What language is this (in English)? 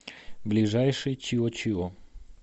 Russian